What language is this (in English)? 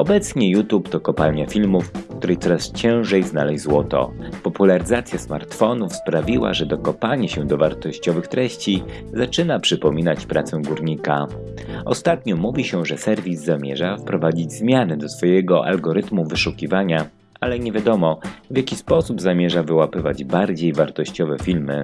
Polish